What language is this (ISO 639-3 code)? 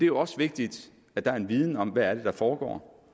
dan